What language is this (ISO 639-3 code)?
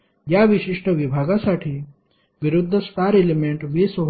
mar